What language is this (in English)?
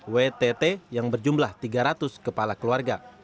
Indonesian